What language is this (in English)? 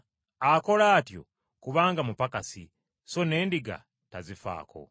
Ganda